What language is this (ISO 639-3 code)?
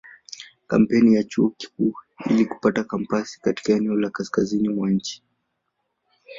swa